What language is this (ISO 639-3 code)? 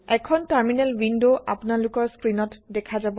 asm